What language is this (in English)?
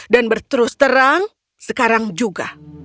Indonesian